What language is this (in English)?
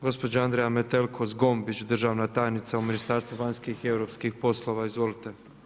Croatian